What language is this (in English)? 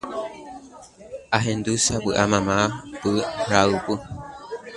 Guarani